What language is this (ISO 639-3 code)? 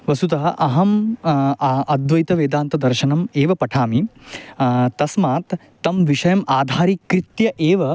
san